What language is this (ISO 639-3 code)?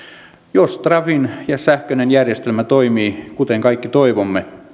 fin